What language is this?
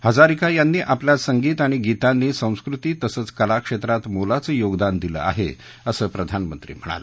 Marathi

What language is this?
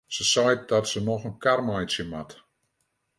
Western Frisian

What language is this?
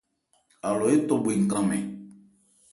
Ebrié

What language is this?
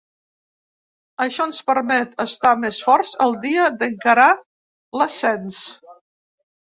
Catalan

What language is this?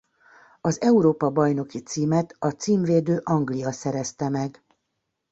Hungarian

